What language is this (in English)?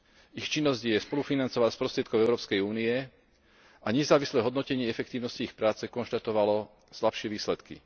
Slovak